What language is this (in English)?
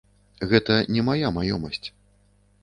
Belarusian